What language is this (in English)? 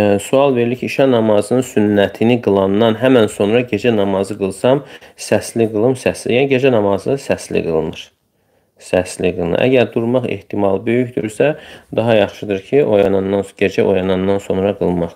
Turkish